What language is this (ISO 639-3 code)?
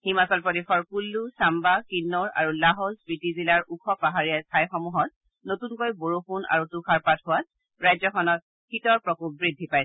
asm